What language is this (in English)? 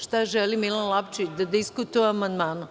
Serbian